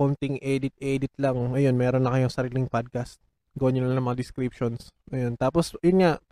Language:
Filipino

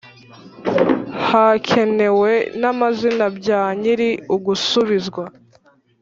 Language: Kinyarwanda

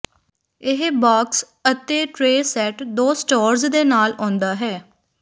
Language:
Punjabi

